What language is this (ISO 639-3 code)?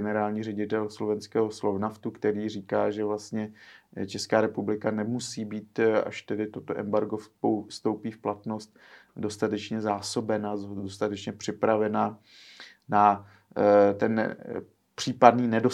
ces